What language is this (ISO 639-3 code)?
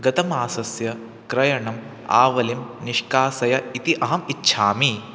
san